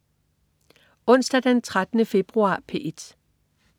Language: Danish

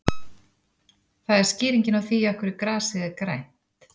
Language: Icelandic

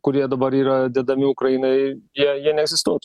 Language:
Lithuanian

